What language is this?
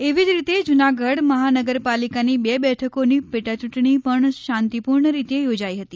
Gujarati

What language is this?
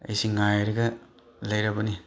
Manipuri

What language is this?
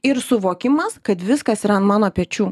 Lithuanian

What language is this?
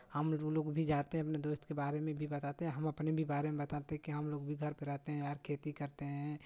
Hindi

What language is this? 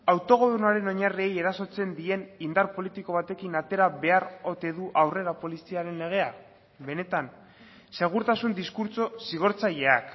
Basque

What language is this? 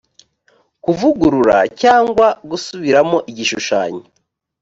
Kinyarwanda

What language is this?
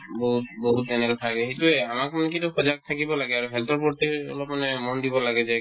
Assamese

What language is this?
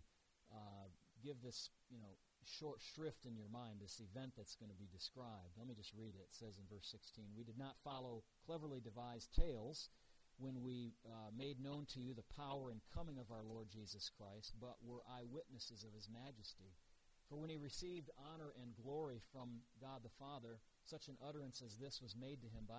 English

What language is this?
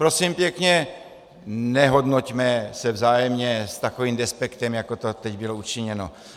Czech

